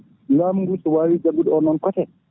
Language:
Fula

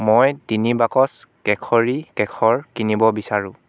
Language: Assamese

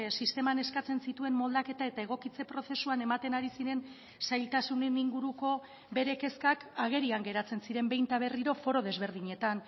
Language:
Basque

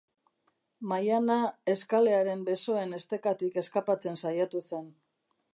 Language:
Basque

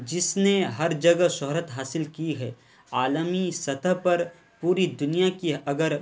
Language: Urdu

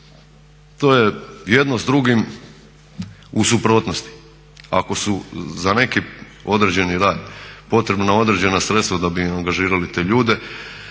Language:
Croatian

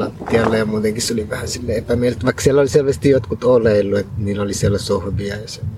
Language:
Finnish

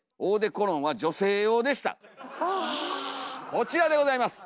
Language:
Japanese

